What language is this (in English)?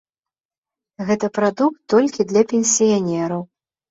Belarusian